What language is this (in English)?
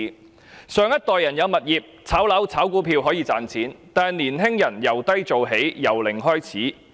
Cantonese